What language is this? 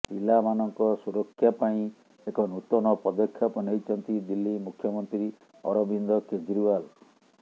Odia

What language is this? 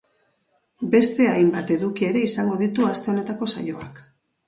Basque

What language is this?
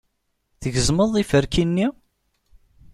Kabyle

